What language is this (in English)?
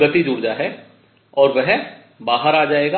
Hindi